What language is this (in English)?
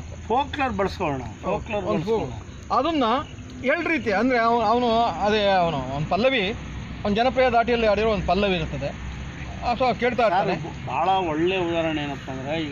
Kannada